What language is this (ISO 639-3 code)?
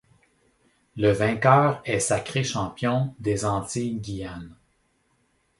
fra